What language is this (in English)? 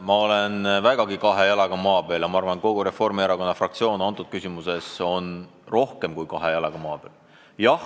Estonian